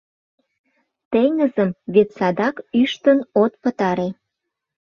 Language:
Mari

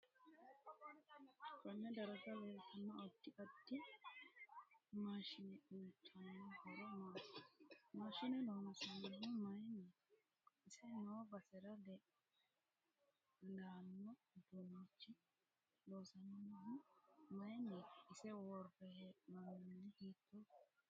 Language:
Sidamo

